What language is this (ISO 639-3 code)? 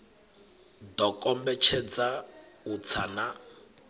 ven